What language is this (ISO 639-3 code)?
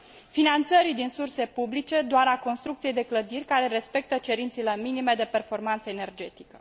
ron